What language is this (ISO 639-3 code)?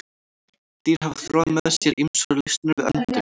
isl